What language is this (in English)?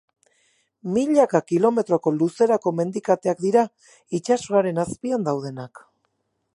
Basque